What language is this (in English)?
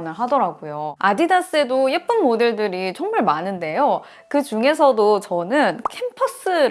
Korean